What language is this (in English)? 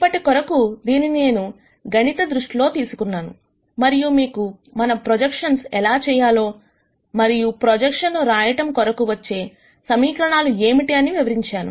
Telugu